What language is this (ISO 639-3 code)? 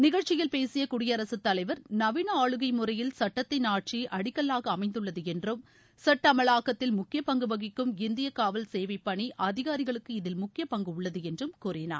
tam